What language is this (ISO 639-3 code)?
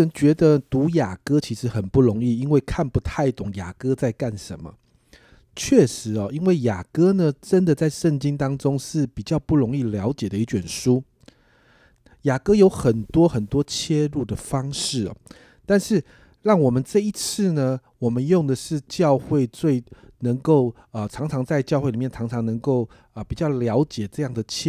zho